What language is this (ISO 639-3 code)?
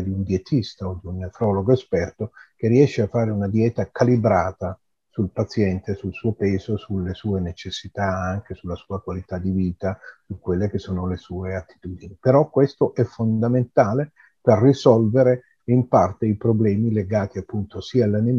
ita